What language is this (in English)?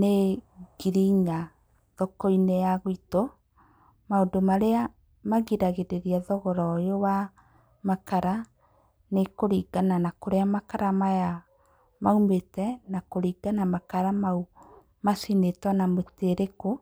Kikuyu